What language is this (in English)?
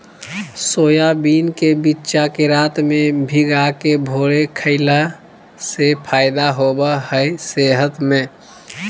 Magahi